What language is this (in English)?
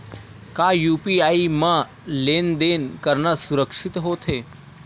Chhattisgarhi